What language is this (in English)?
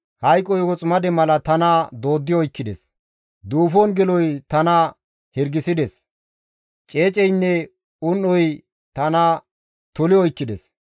Gamo